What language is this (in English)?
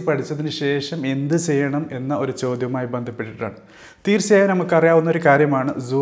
Malayalam